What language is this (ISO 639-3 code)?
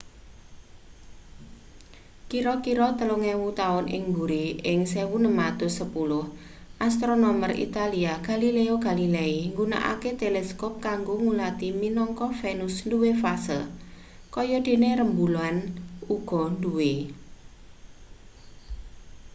jav